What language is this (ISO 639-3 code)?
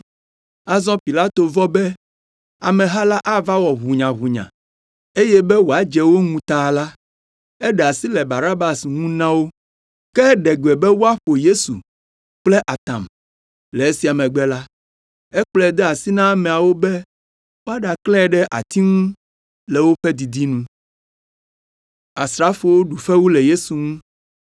ewe